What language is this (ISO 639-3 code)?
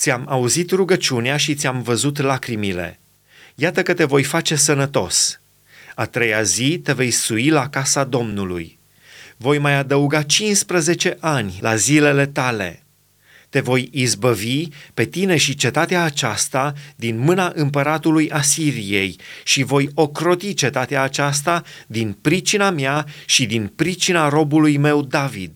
ron